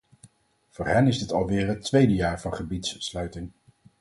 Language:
Dutch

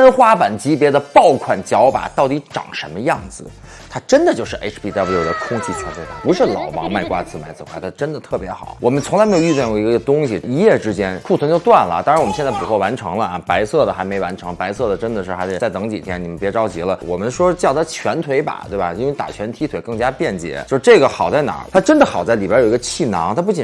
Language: Chinese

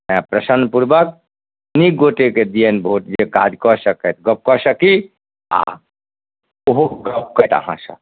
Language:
Maithili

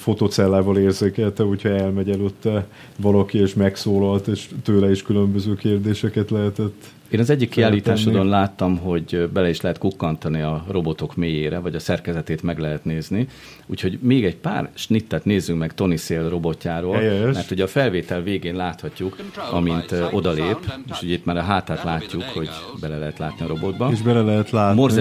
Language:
Hungarian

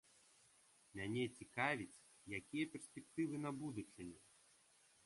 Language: Belarusian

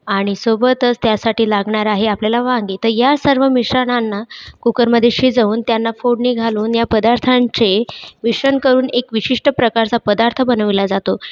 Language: Marathi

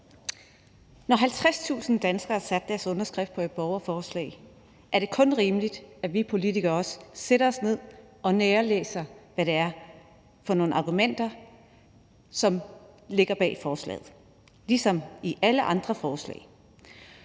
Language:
Danish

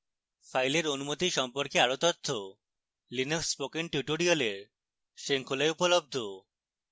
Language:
Bangla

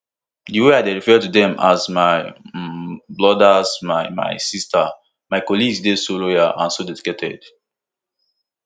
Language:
Nigerian Pidgin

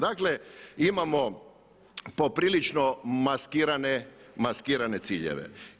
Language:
Croatian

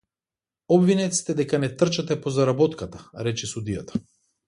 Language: Macedonian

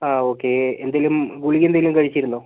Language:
Malayalam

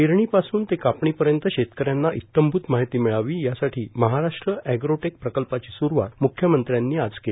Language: Marathi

